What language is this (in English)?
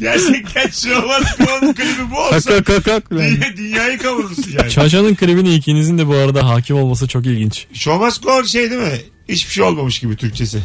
Turkish